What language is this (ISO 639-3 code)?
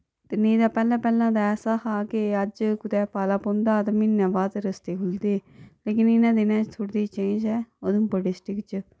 doi